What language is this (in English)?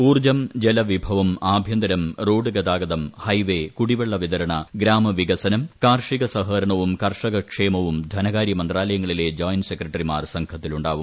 Malayalam